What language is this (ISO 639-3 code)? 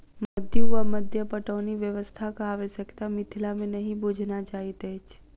mai